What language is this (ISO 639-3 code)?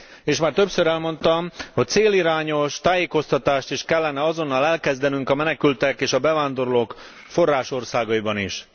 hun